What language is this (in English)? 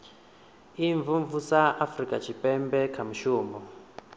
Venda